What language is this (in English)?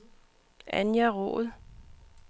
Danish